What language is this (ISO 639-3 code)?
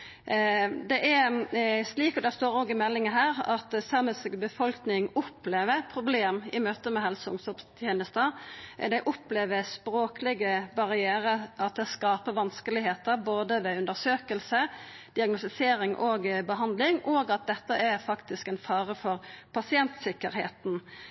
nno